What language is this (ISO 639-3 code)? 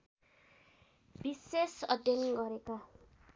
nep